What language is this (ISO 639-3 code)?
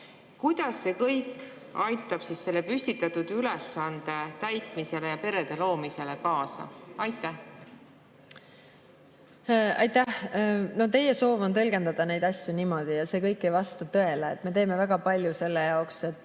est